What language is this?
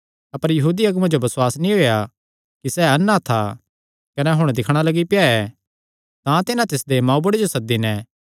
Kangri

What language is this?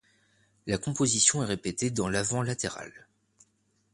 French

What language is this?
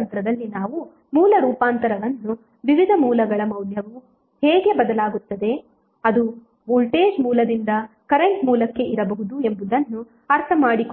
Kannada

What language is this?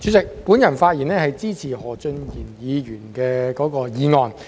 Cantonese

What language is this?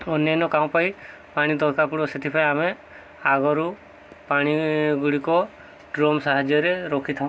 Odia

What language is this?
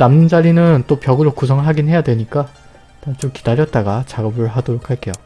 Korean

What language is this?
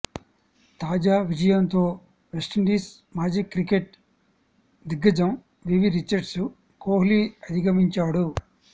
Telugu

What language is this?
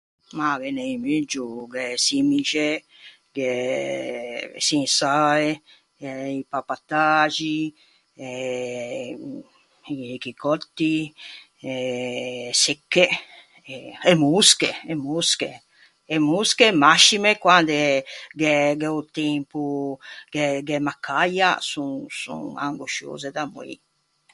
Ligurian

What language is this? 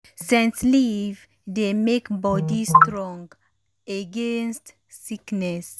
Nigerian Pidgin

